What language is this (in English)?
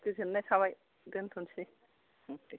Bodo